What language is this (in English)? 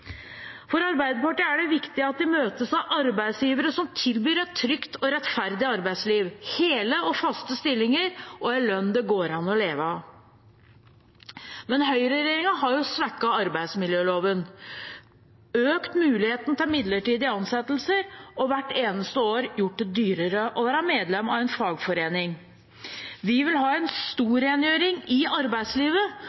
Norwegian Bokmål